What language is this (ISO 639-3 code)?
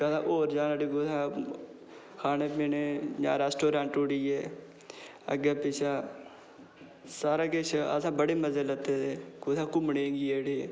doi